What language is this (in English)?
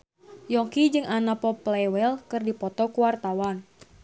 Sundanese